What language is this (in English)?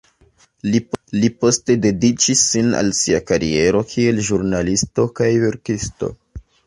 Esperanto